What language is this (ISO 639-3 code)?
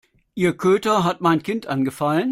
deu